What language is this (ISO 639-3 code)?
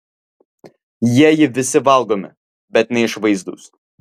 lit